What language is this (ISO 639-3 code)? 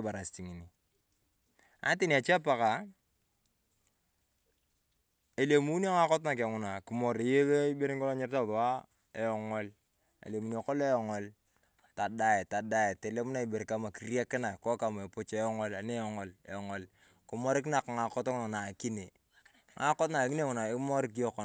tuv